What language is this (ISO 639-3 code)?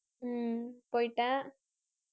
tam